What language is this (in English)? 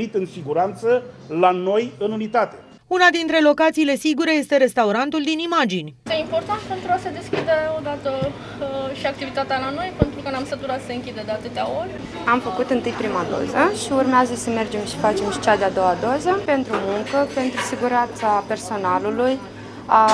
Romanian